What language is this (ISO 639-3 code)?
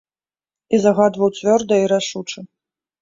bel